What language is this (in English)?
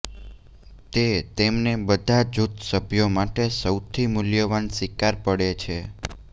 Gujarati